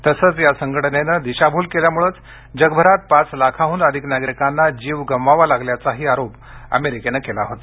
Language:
Marathi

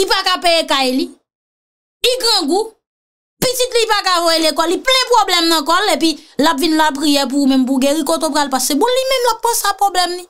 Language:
French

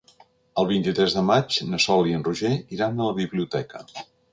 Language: Catalan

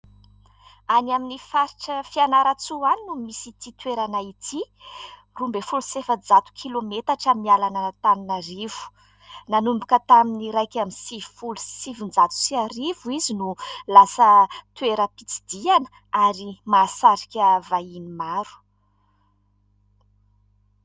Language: Malagasy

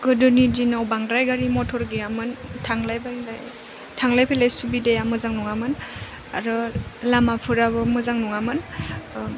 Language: Bodo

